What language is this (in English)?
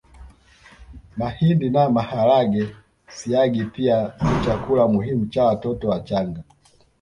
Swahili